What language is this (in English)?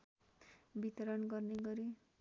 Nepali